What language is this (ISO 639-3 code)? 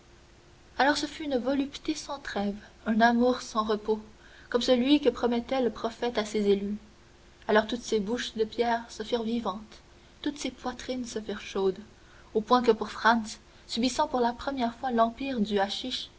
fra